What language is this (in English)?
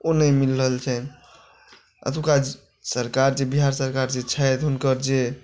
Maithili